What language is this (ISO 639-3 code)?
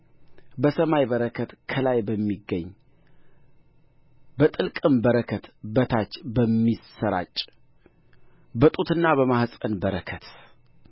amh